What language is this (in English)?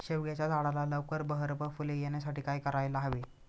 Marathi